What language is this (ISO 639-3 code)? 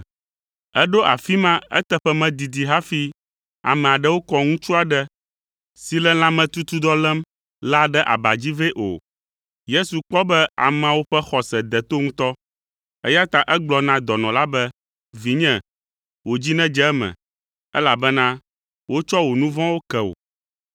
ewe